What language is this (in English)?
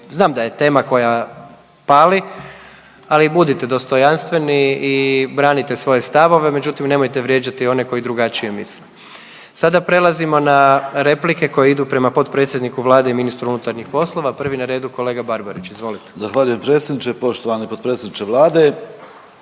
Croatian